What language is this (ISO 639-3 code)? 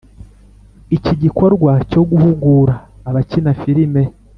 kin